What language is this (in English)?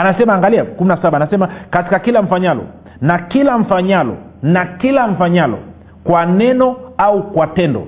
Swahili